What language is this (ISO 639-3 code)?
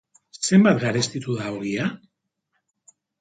eus